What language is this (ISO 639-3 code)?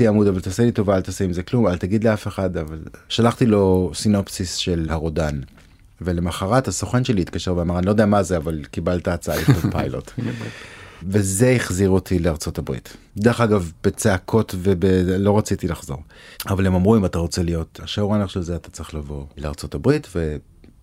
heb